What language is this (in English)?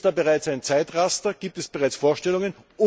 German